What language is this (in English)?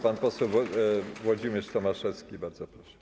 Polish